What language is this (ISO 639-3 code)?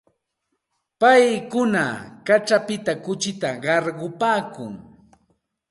qxt